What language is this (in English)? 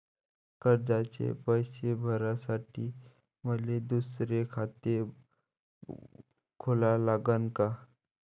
Marathi